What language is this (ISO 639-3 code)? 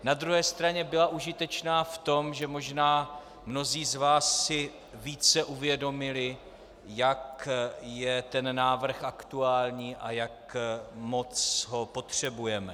ces